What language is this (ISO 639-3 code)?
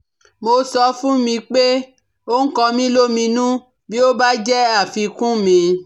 yor